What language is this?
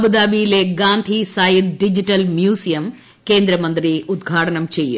Malayalam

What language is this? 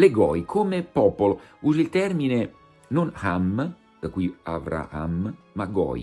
Italian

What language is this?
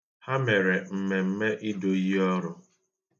Igbo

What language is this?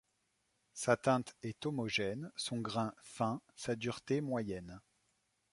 French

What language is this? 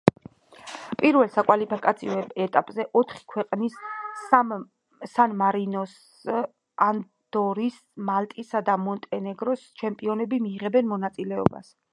Georgian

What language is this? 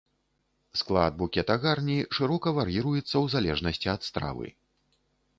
Belarusian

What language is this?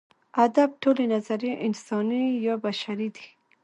Pashto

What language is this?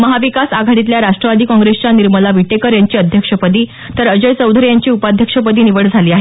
Marathi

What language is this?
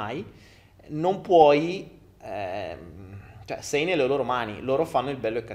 Italian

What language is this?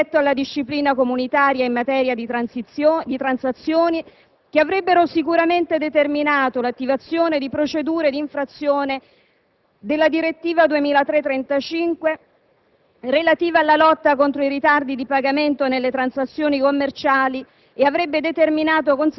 Italian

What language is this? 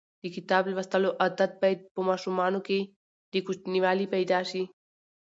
Pashto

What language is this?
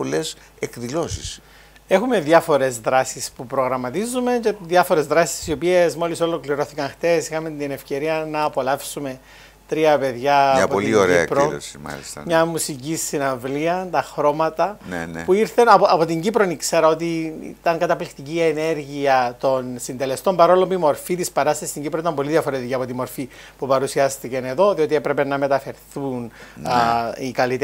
Greek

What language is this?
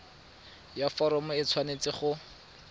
Tswana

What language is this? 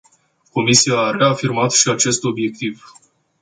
Romanian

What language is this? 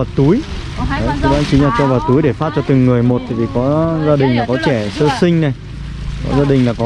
Vietnamese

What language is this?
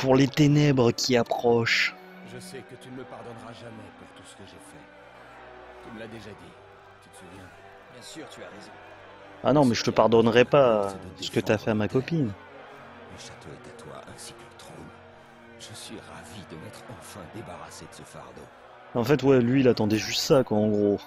French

